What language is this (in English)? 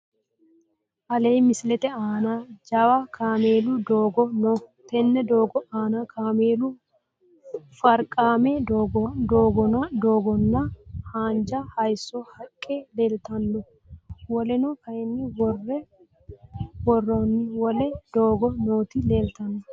Sidamo